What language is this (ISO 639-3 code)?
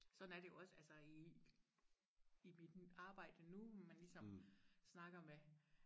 dan